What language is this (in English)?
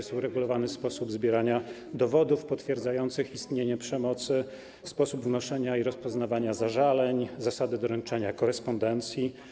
Polish